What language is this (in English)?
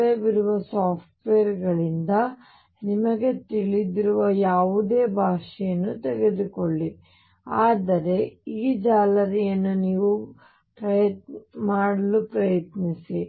Kannada